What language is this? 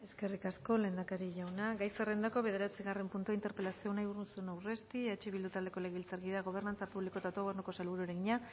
Basque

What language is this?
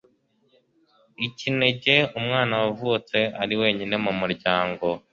Kinyarwanda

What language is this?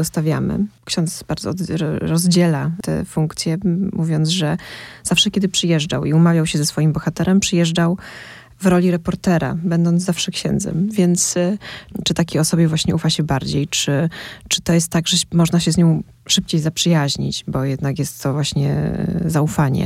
Polish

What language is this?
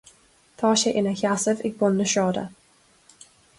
Irish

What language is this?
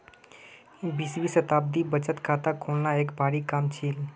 Magahi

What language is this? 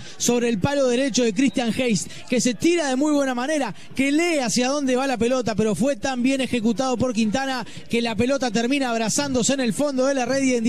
Spanish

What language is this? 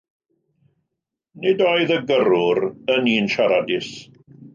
Welsh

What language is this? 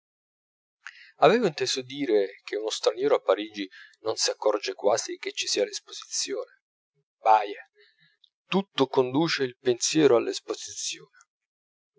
Italian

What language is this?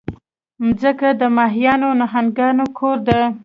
Pashto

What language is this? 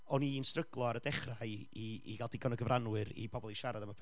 Welsh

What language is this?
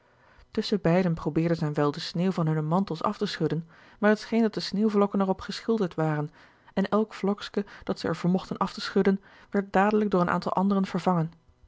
Dutch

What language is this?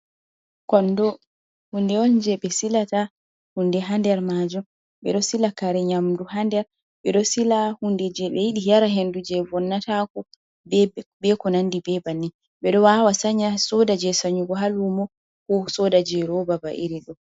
Fula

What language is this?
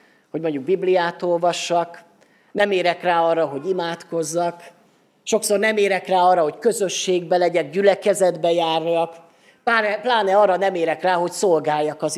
Hungarian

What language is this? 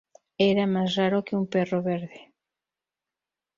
Spanish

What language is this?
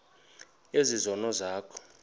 Xhosa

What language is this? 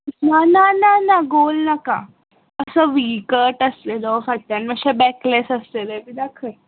Konkani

